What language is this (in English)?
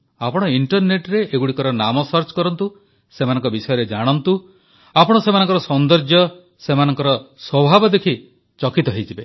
Odia